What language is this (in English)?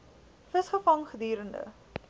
Afrikaans